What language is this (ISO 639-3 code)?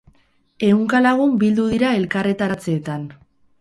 eus